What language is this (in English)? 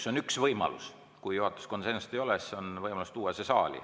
Estonian